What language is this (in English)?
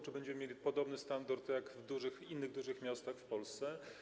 Polish